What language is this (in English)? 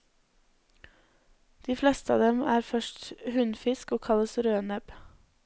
Norwegian